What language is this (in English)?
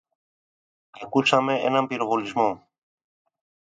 Greek